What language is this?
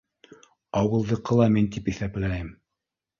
Bashkir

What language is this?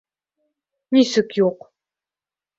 Bashkir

